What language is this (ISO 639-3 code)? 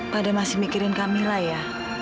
ind